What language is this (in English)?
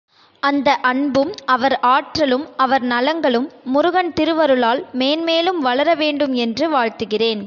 Tamil